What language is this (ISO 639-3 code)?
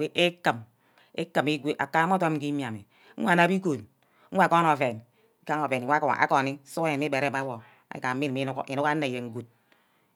byc